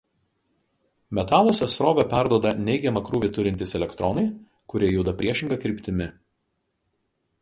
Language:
Lithuanian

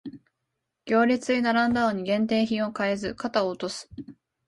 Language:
Japanese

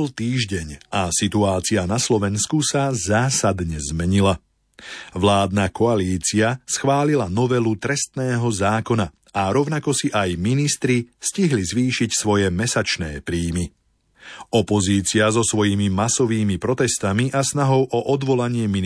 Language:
Slovak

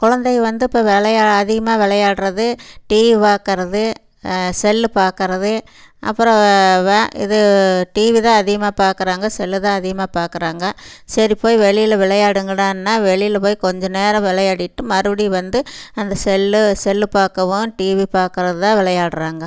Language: Tamil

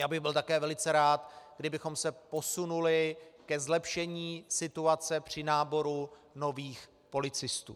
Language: Czech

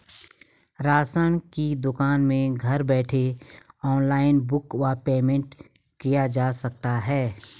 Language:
Hindi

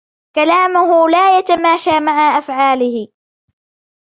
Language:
Arabic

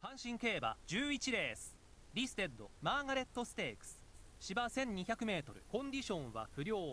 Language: Japanese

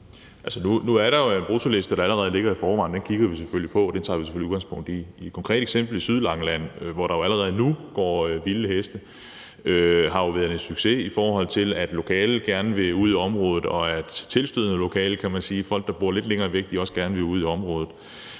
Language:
Danish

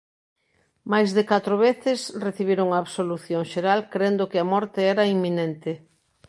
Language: Galician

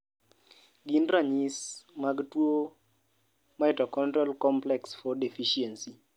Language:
Luo (Kenya and Tanzania)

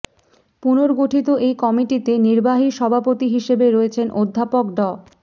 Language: Bangla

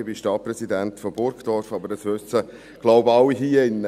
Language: Swiss German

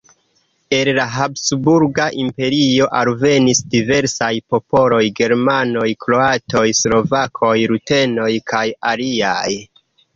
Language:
Esperanto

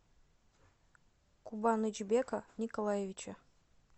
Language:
Russian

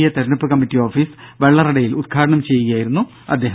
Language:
Malayalam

